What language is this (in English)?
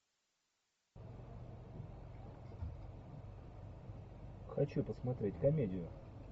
Russian